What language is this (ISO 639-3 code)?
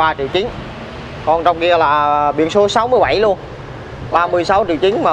vie